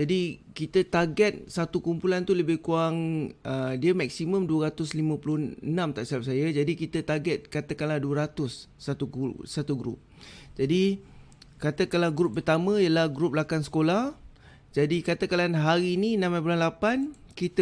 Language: Malay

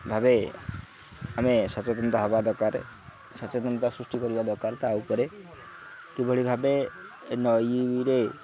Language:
Odia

